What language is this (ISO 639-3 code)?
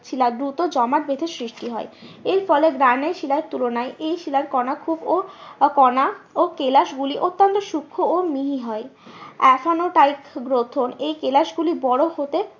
ben